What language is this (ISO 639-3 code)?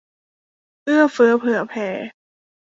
tha